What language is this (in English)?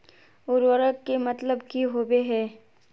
Magahi